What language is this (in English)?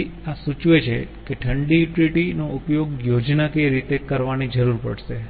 Gujarati